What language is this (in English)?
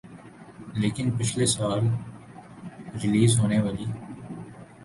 Urdu